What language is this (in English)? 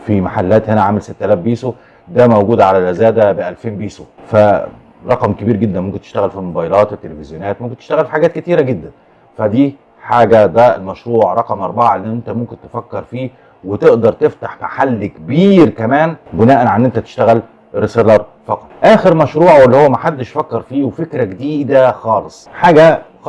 Arabic